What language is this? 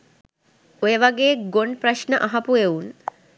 Sinhala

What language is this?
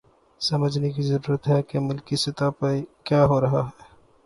Urdu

